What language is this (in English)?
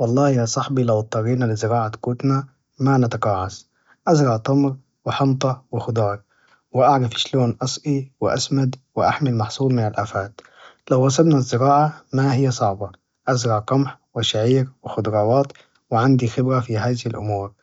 Najdi Arabic